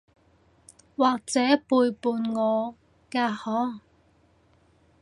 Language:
Cantonese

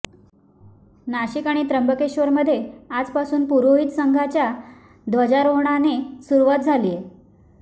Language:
Marathi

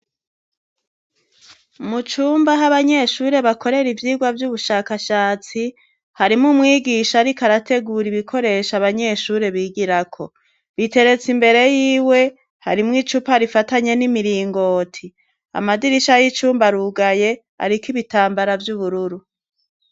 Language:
Rundi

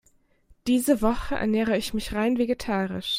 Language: German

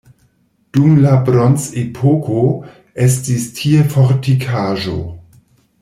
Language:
Esperanto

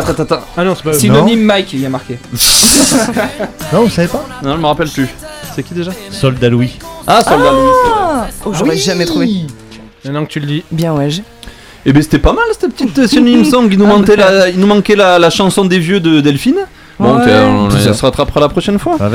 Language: French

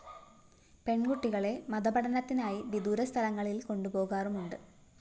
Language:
Malayalam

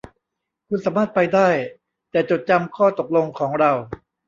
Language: Thai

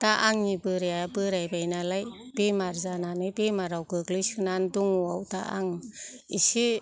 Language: Bodo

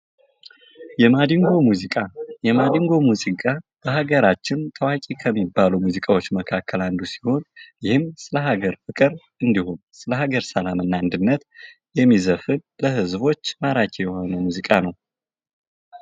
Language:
Amharic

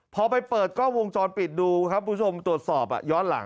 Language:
Thai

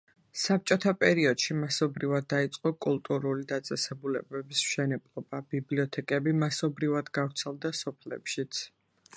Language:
Georgian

